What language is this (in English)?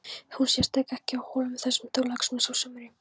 Icelandic